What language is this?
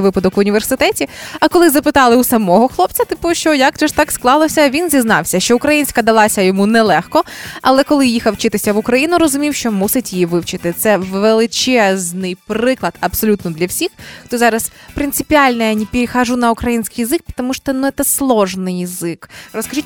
Ukrainian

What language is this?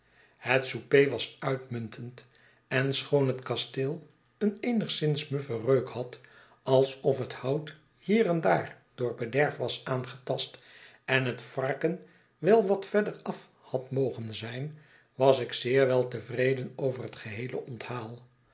Dutch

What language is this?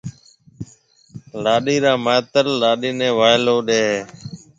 Marwari (Pakistan)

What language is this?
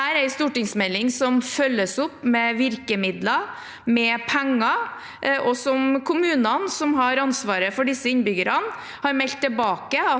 Norwegian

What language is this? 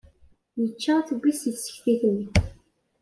Kabyle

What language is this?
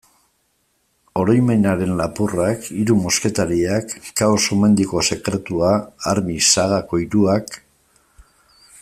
Basque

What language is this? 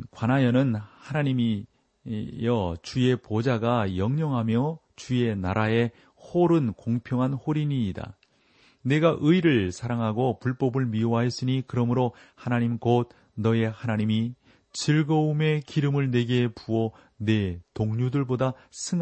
Korean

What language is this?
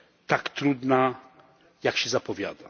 Polish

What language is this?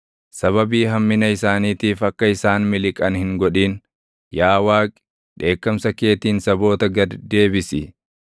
Oromo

